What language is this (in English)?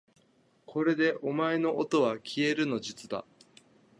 Japanese